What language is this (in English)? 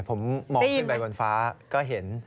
Thai